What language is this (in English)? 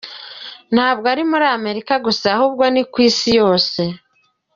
Kinyarwanda